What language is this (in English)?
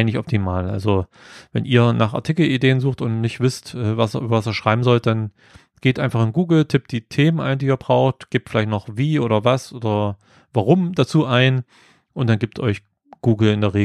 German